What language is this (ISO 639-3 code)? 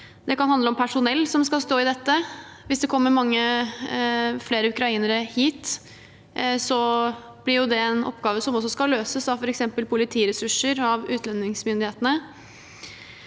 nor